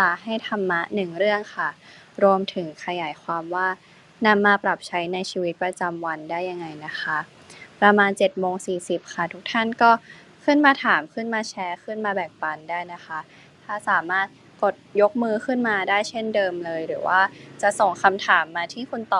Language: Thai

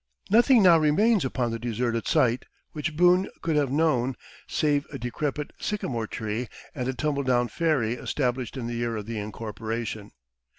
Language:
English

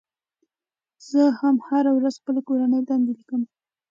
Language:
Pashto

